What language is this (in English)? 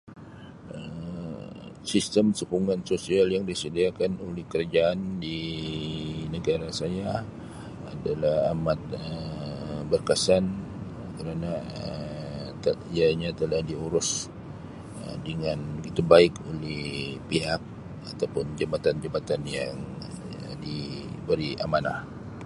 Sabah Malay